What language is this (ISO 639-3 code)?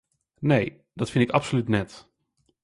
fry